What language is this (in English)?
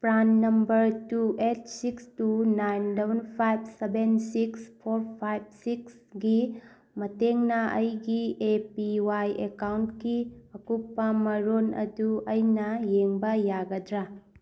Manipuri